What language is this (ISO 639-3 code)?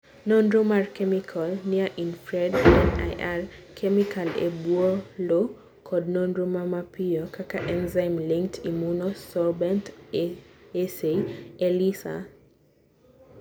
luo